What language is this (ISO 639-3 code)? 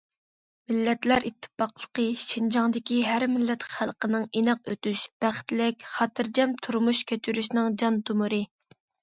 uig